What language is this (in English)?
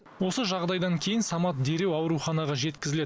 Kazakh